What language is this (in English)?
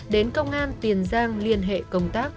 Vietnamese